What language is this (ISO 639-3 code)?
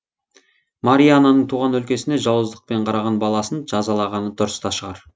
kaz